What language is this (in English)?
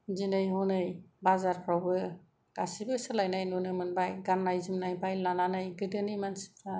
Bodo